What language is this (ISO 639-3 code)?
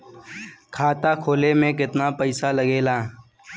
bho